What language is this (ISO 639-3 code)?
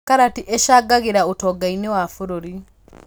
kik